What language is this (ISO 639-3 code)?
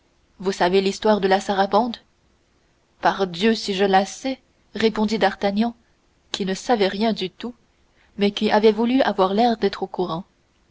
fra